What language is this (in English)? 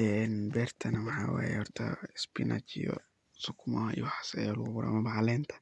Somali